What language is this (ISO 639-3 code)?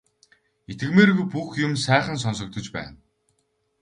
mon